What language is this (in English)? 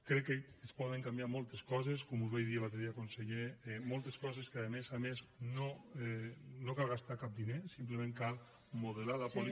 Catalan